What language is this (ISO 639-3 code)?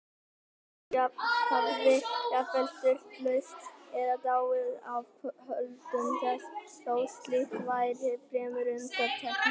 isl